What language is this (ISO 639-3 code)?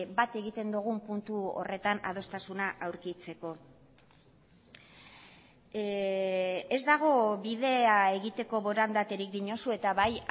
eus